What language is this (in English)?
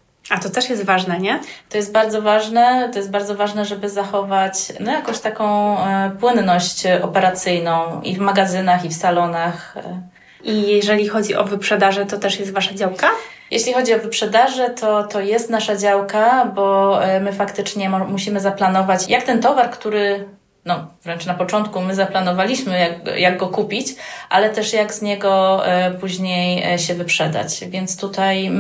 Polish